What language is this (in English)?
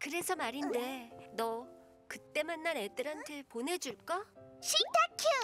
Korean